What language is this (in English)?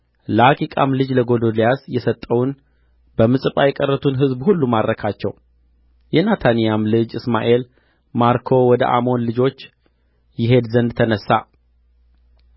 Amharic